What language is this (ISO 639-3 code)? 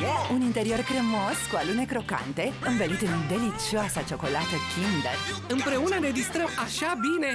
ron